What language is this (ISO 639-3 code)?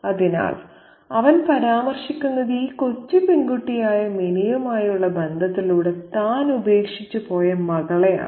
mal